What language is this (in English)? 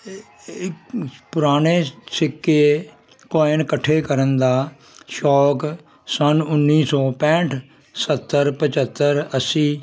Punjabi